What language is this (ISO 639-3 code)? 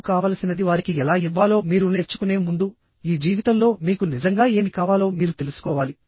tel